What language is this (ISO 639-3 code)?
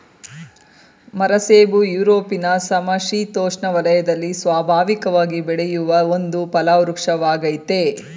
kan